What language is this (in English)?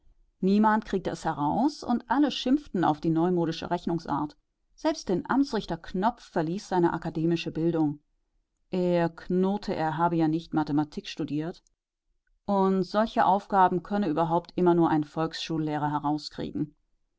German